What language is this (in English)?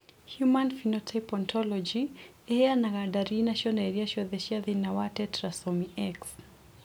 Kikuyu